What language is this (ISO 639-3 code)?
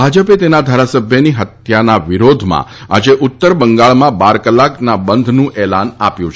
guj